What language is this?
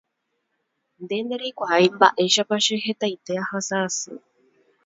Guarani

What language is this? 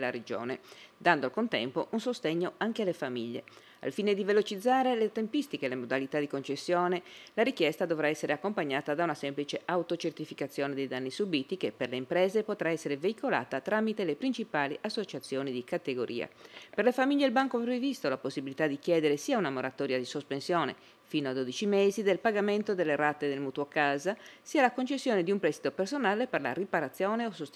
Italian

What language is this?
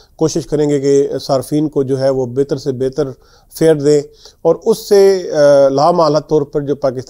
Hindi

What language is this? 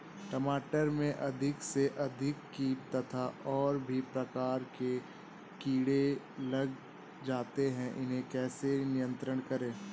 Hindi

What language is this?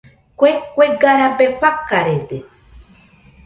Nüpode Huitoto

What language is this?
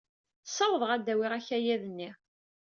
Kabyle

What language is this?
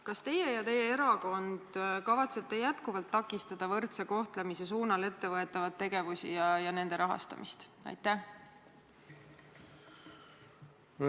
Estonian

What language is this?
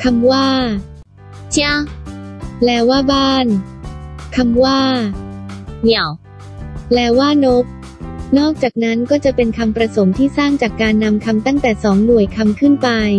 Thai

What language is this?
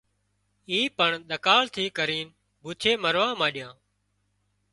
Wadiyara Koli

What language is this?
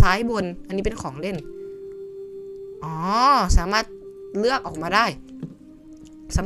Thai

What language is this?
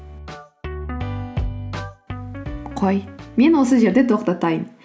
Kazakh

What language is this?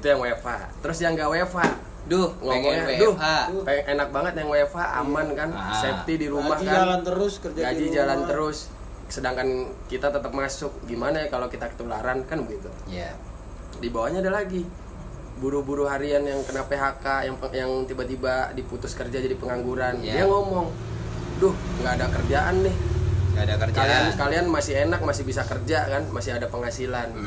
Indonesian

